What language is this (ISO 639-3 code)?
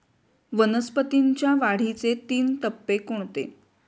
mar